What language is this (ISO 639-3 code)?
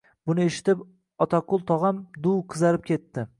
uzb